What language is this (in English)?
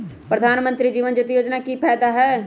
Magahi